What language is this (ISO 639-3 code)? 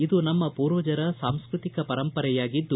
kan